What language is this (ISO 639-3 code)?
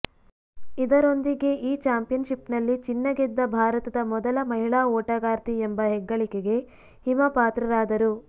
kan